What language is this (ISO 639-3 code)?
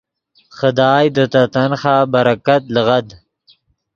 ydg